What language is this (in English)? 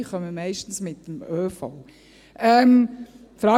Swiss German